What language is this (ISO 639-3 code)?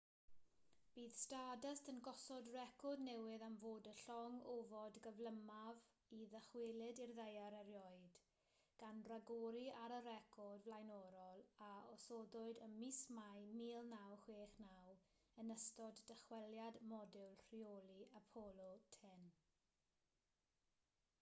cym